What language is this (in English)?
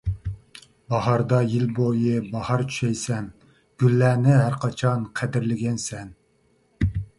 Uyghur